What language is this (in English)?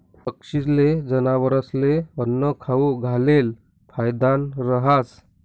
Marathi